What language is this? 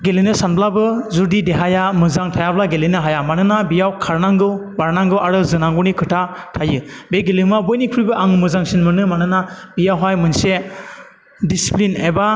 Bodo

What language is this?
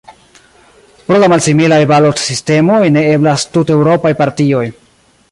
Esperanto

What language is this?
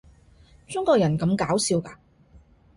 Cantonese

